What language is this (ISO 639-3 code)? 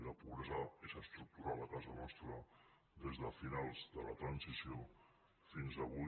cat